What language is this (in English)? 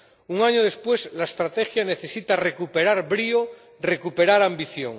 Spanish